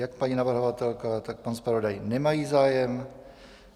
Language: Czech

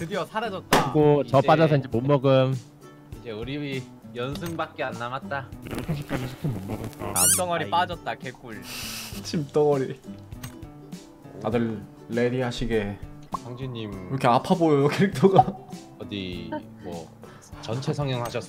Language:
Korean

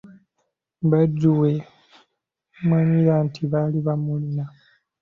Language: Ganda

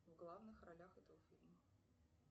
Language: Russian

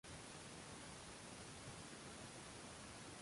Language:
Uzbek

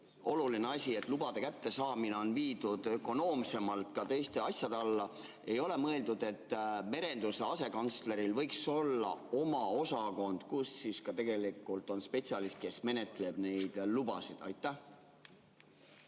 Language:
Estonian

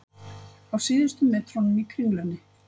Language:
Icelandic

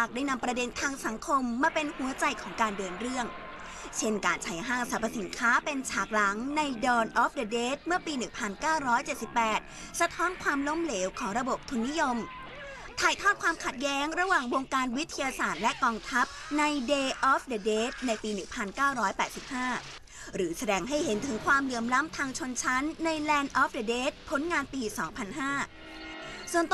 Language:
Thai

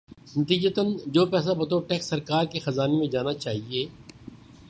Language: Urdu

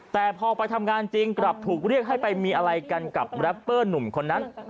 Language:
Thai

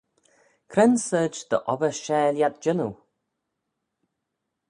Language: Manx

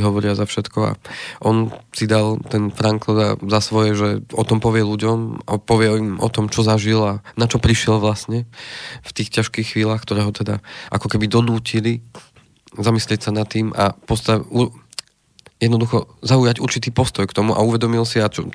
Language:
Slovak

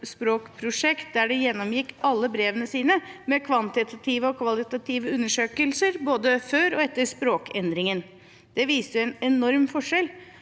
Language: Norwegian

